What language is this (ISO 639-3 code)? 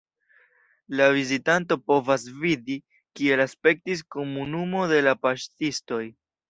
epo